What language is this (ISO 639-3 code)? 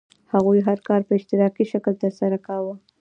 pus